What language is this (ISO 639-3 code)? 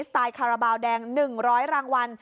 tha